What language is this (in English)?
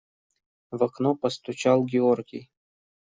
Russian